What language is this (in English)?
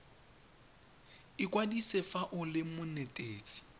Tswana